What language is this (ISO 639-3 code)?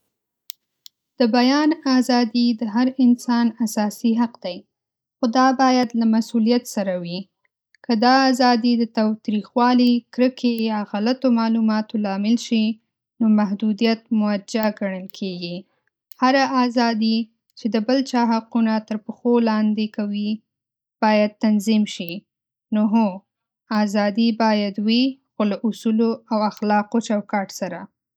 pus